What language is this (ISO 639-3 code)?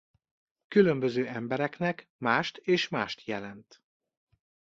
hun